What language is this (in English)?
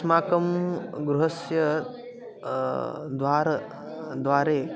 Sanskrit